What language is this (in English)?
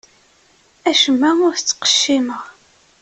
Kabyle